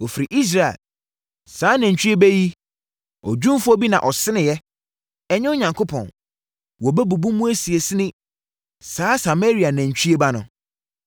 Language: Akan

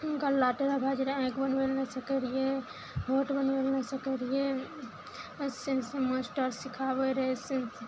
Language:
Maithili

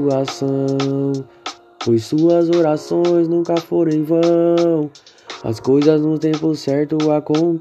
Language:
Portuguese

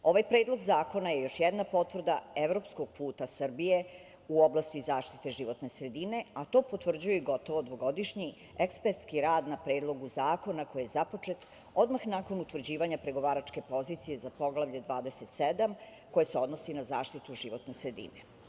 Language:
Serbian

